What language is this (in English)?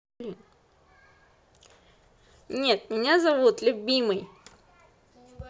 Russian